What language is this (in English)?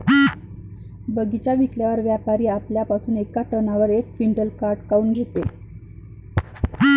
Marathi